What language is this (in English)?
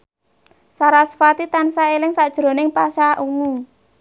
Javanese